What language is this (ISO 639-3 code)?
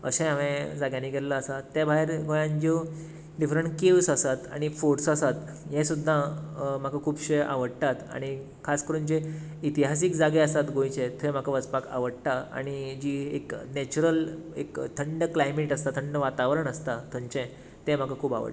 kok